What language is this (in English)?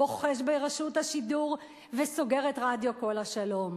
Hebrew